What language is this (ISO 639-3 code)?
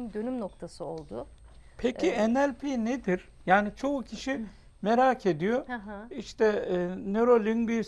tur